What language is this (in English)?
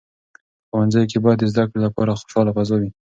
Pashto